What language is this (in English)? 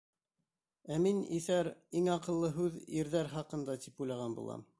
Bashkir